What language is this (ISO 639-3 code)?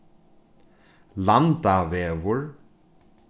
fao